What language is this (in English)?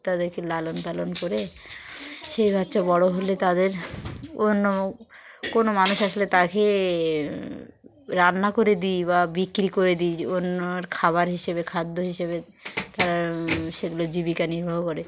Bangla